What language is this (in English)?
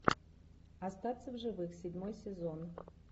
Russian